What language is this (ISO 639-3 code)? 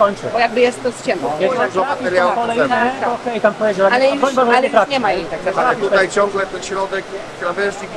pol